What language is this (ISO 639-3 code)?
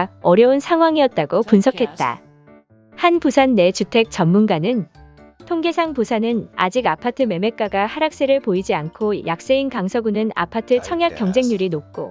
kor